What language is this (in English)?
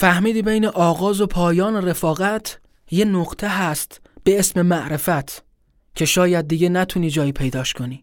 Persian